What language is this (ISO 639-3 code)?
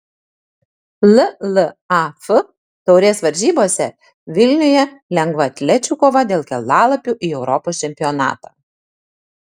lit